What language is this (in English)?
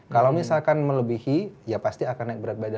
Indonesian